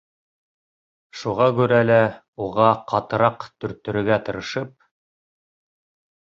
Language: Bashkir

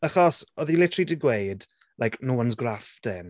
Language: Welsh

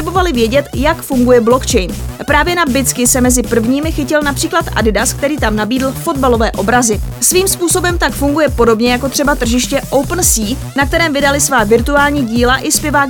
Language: Czech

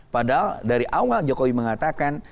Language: Indonesian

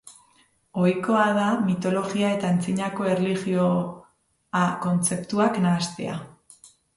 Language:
Basque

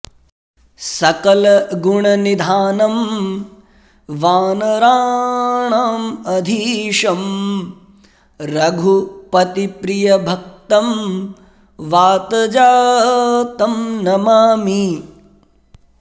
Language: Sanskrit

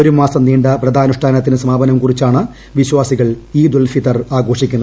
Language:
Malayalam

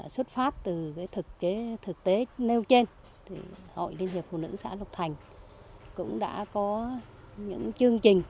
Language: Vietnamese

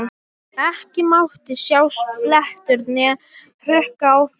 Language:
Icelandic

